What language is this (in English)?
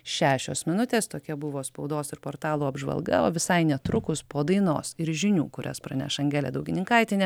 Lithuanian